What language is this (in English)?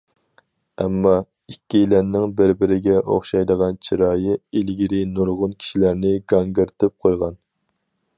Uyghur